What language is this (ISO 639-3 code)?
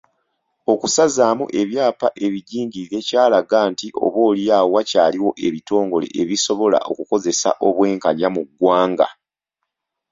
lug